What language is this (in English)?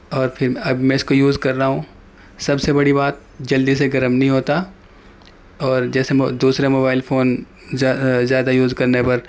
Urdu